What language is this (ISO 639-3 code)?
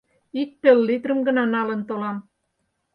chm